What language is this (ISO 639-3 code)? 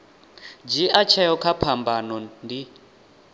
ven